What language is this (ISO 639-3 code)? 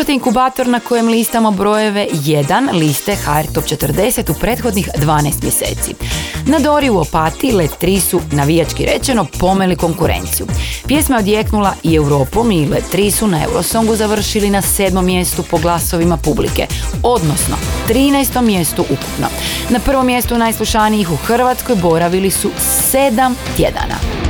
hrv